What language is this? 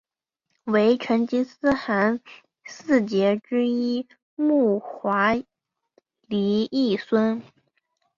Chinese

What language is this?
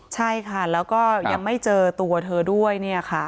Thai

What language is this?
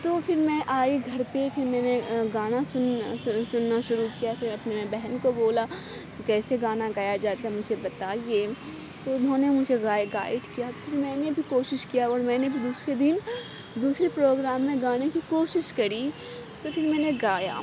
Urdu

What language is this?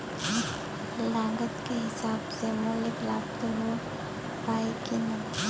Bhojpuri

